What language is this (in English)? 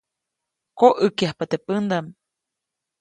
Copainalá Zoque